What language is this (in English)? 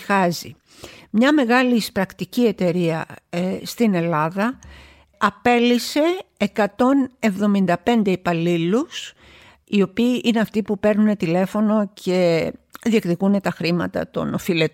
Greek